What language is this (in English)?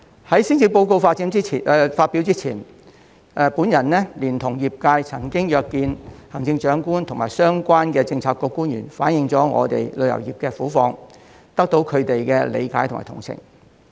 Cantonese